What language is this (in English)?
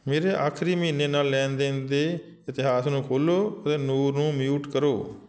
Punjabi